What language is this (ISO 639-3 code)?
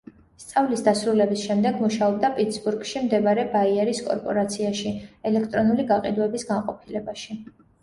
kat